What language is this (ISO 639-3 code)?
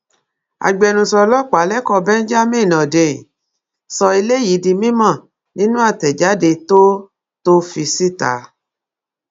yor